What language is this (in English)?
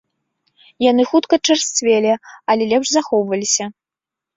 Belarusian